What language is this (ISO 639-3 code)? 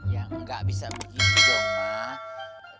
ind